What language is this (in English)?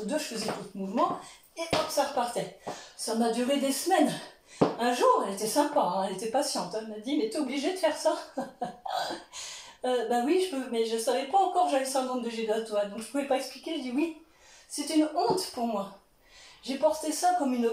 French